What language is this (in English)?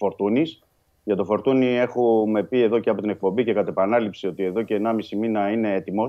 Greek